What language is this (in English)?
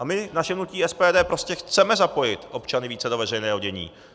Czech